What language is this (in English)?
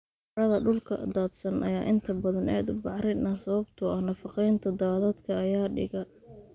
Somali